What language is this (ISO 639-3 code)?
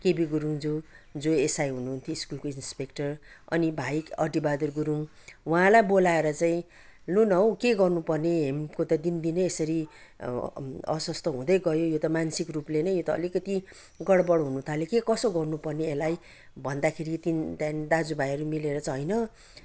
nep